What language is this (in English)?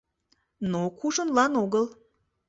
Mari